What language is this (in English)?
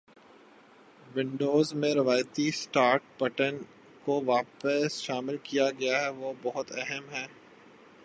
Urdu